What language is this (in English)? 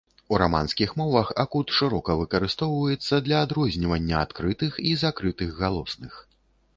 Belarusian